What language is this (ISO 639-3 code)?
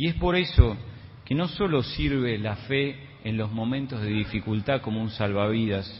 spa